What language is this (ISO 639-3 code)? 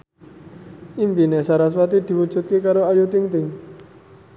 jav